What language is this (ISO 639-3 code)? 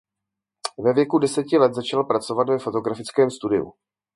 ces